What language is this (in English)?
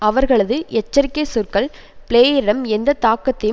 Tamil